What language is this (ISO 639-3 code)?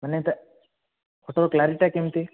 ori